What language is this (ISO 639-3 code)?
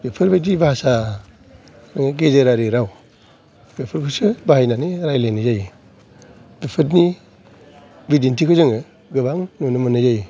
brx